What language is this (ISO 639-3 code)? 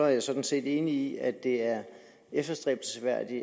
dan